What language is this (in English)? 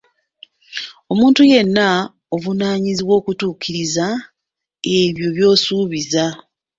Ganda